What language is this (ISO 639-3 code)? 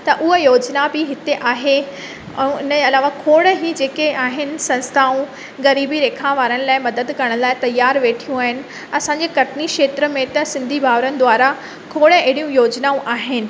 snd